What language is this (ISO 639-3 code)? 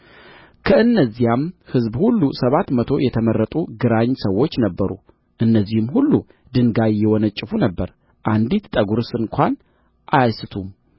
amh